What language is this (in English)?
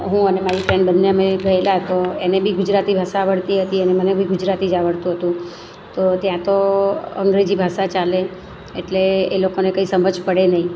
Gujarati